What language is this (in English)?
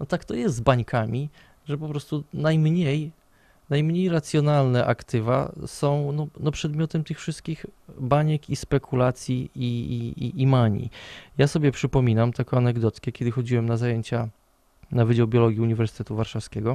Polish